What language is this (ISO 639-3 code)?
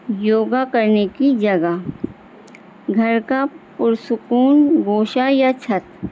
urd